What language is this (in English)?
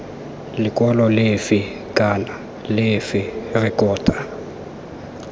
Tswana